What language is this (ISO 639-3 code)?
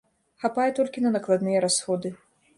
bel